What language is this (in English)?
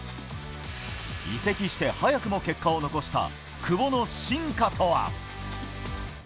Japanese